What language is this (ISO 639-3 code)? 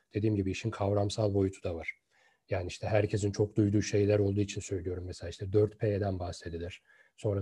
tur